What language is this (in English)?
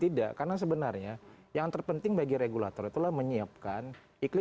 Indonesian